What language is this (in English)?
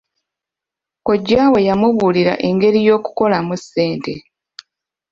Ganda